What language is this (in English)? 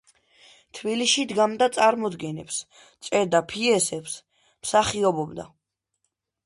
Georgian